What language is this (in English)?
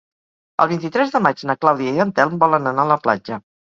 Catalan